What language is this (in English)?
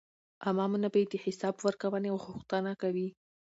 Pashto